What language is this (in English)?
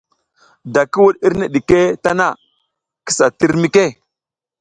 South Giziga